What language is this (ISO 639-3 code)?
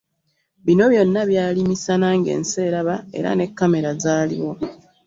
lug